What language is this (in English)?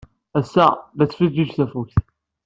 Kabyle